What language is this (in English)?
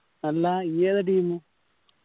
Malayalam